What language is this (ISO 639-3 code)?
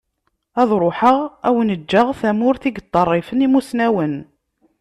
kab